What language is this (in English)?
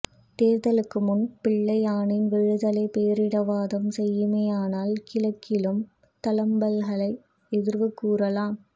Tamil